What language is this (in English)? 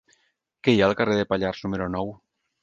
Catalan